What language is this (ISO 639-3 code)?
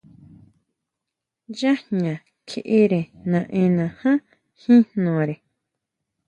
mau